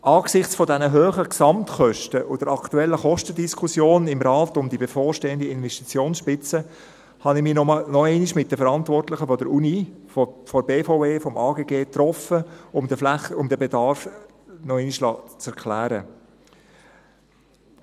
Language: Swiss German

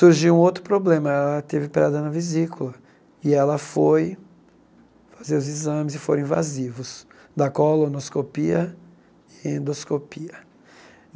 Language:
Portuguese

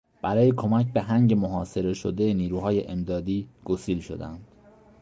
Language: Persian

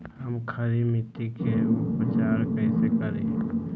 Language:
Magahi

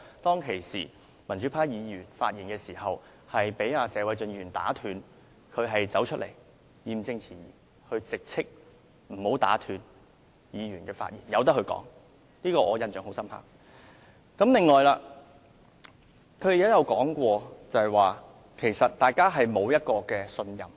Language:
Cantonese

